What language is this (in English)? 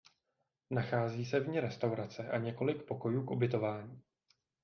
Czech